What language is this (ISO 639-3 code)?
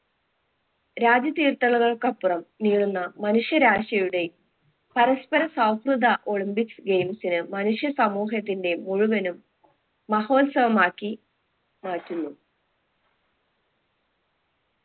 mal